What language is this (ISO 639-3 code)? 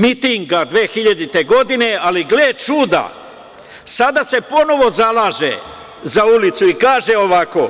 srp